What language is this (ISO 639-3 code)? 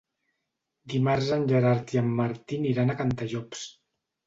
cat